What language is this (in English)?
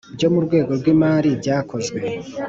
Kinyarwanda